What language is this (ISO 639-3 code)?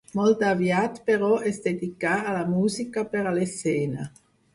cat